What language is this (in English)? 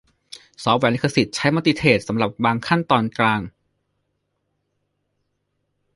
Thai